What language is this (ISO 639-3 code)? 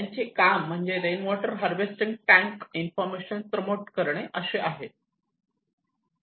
mar